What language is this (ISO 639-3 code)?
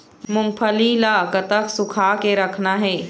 hne